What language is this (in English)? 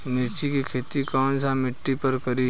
Bhojpuri